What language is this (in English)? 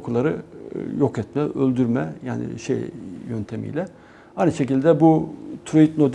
Turkish